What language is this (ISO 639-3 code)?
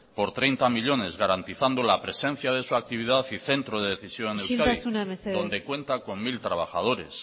spa